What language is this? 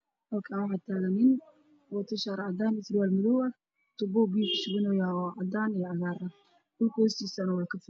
Somali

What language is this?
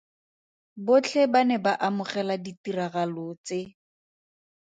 Tswana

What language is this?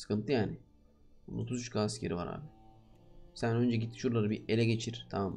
Turkish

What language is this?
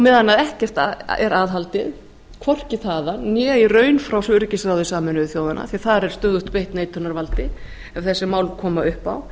Icelandic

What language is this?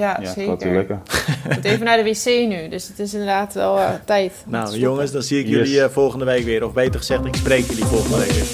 Dutch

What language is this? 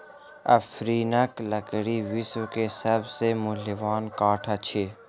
Maithili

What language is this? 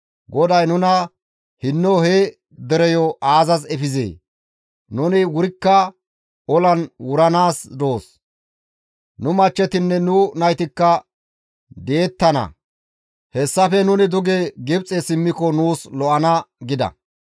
Gamo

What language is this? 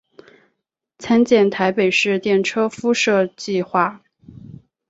Chinese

